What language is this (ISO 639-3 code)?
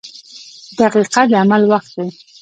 pus